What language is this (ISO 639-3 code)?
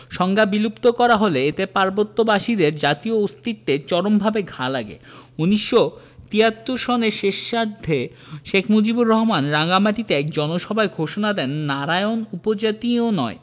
ben